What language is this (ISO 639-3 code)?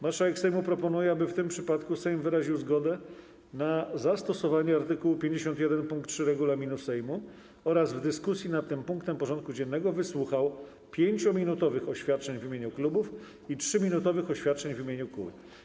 pol